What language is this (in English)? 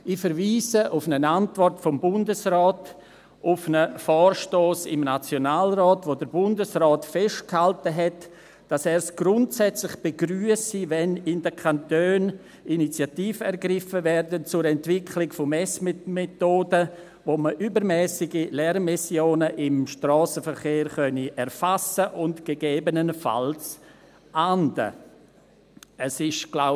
Swiss German